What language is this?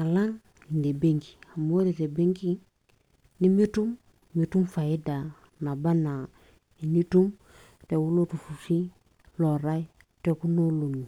Masai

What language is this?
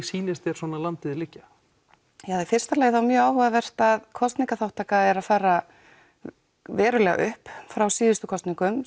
Icelandic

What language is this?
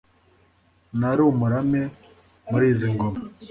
Kinyarwanda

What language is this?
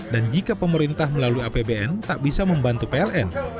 Indonesian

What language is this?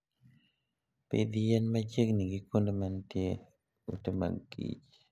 Luo (Kenya and Tanzania)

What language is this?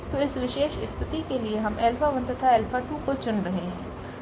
Hindi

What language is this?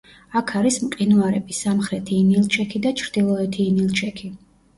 Georgian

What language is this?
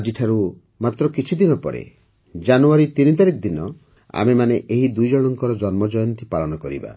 Odia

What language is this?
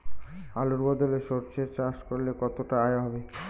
Bangla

